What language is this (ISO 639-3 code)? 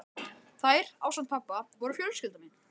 isl